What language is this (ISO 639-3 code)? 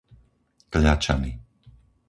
slk